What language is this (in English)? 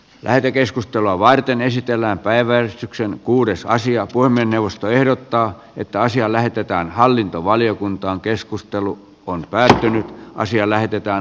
Finnish